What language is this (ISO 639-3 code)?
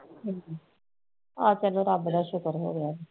pan